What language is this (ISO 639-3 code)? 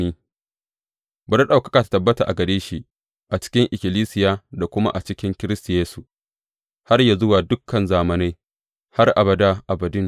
hau